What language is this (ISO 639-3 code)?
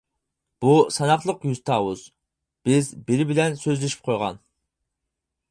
uig